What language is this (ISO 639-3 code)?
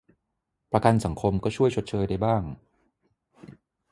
tha